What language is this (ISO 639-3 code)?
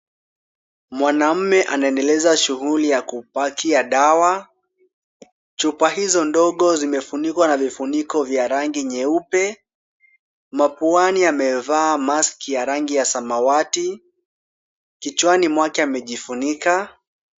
swa